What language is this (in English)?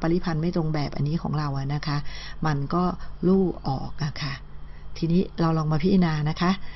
Thai